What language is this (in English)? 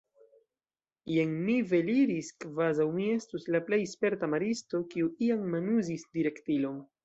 Esperanto